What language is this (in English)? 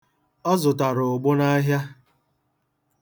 Igbo